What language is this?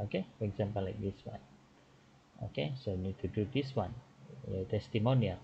Indonesian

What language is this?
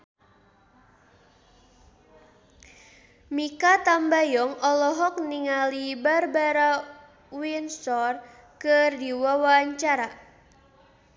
Sundanese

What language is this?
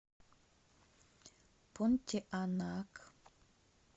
Russian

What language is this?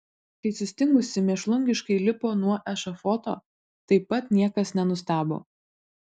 Lithuanian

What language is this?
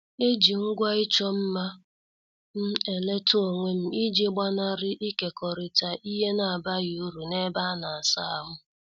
Igbo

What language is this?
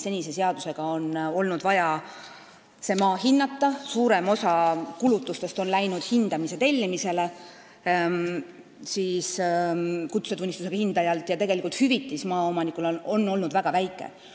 Estonian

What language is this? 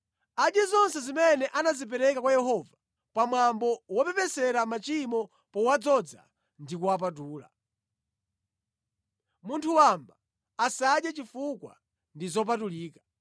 Nyanja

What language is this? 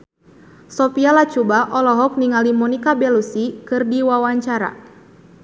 Sundanese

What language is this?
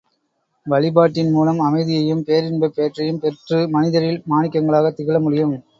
Tamil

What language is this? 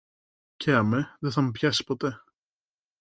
Greek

